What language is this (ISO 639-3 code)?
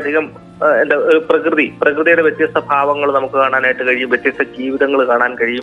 mal